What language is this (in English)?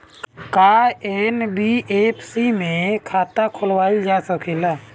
Bhojpuri